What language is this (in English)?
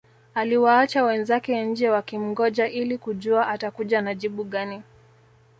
Swahili